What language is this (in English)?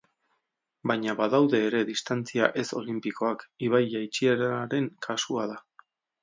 Basque